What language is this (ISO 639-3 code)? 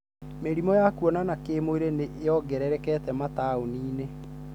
kik